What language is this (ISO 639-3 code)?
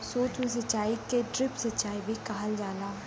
bho